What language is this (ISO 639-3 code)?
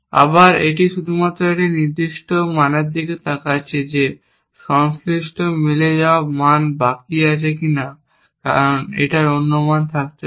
ben